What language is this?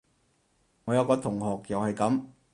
Cantonese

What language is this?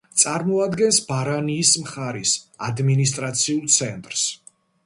Georgian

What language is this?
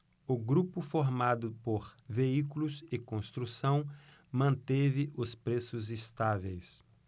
Portuguese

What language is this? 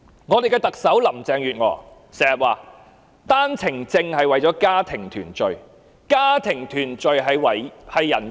Cantonese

